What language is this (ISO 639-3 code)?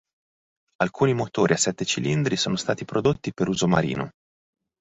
ita